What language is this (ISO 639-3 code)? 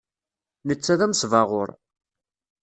kab